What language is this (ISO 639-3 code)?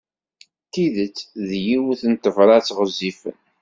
kab